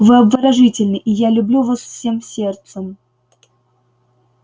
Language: Russian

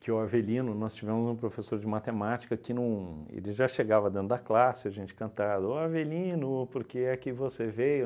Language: Portuguese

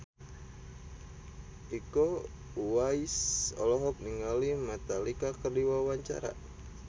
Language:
Sundanese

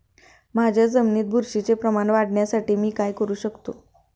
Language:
Marathi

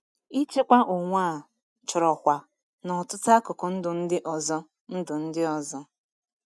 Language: Igbo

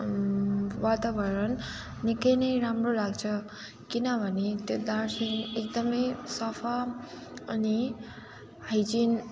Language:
Nepali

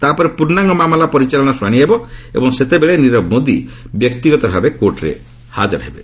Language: Odia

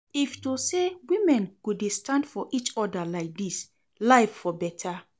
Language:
Nigerian Pidgin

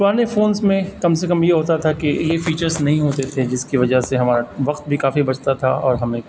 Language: Urdu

